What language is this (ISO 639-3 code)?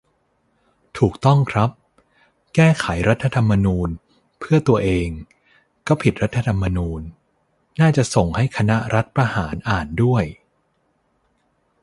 tha